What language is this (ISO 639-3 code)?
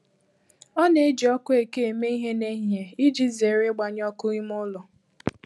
ibo